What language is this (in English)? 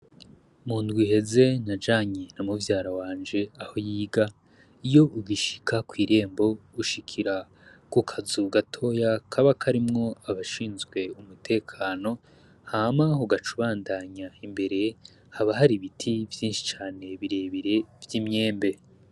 Rundi